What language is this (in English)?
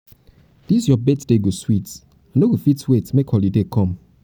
Nigerian Pidgin